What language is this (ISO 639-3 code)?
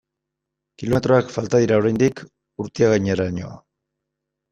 eus